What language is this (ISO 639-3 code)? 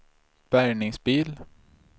swe